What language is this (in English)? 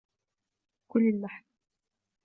Arabic